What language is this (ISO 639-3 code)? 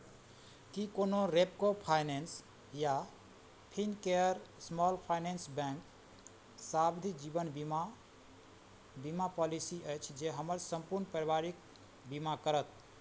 mai